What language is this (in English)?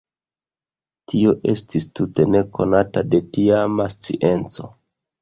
Esperanto